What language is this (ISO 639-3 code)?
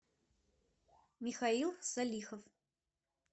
rus